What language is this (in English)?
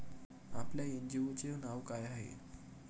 Marathi